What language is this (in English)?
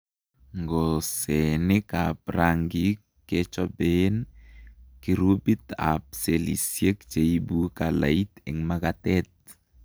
Kalenjin